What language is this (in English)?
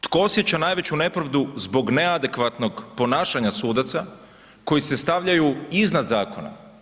Croatian